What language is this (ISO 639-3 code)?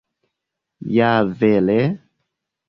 epo